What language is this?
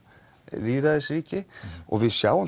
Icelandic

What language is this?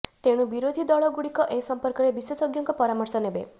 Odia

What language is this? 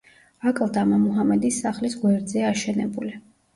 Georgian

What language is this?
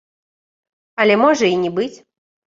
Belarusian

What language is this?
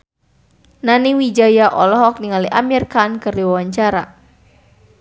Sundanese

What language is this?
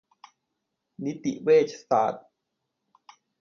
Thai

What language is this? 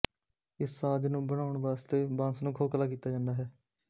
Punjabi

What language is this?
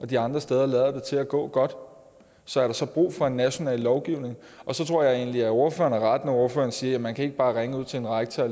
Danish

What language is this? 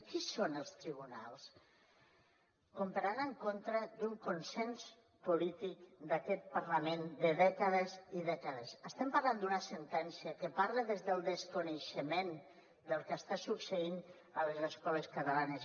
Catalan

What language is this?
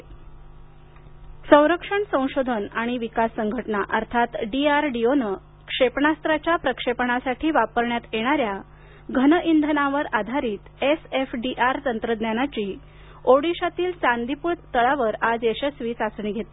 Marathi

